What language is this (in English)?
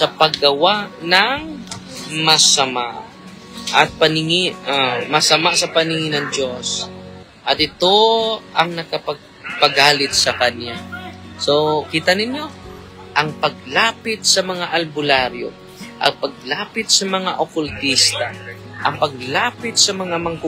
Filipino